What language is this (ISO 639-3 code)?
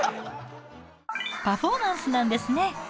jpn